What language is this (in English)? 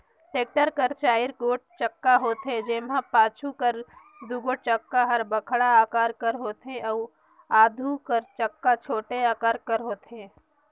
Chhattisgarhi